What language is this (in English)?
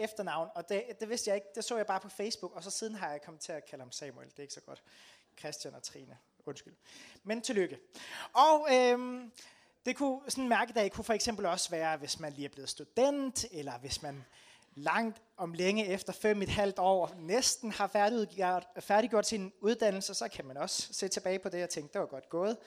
Danish